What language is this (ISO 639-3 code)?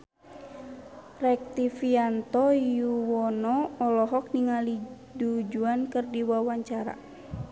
sun